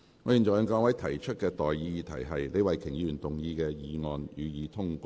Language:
Cantonese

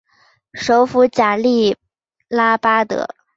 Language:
Chinese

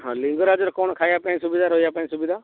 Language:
Odia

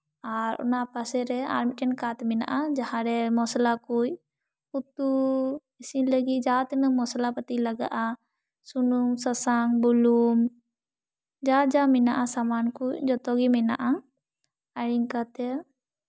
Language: Santali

